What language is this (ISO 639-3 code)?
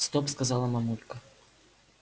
rus